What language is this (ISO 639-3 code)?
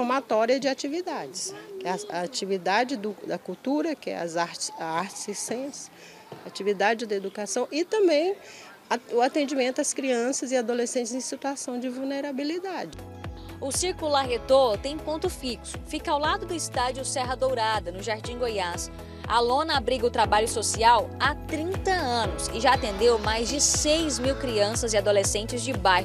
por